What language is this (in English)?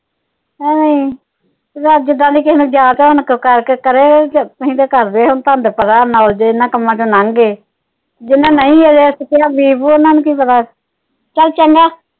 Punjabi